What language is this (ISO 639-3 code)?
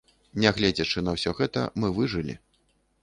bel